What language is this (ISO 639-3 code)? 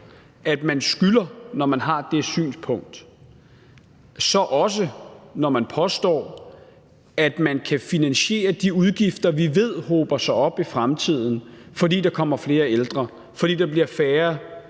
dan